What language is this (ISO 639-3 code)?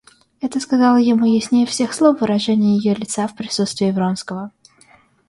rus